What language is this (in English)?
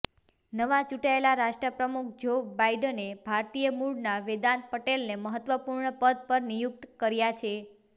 Gujarati